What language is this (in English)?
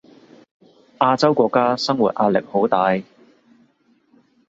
Cantonese